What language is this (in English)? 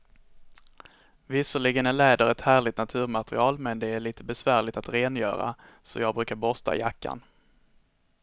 Swedish